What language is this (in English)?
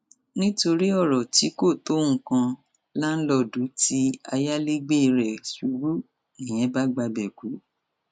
Yoruba